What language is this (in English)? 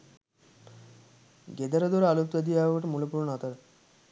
Sinhala